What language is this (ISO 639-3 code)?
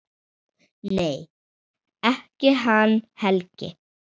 isl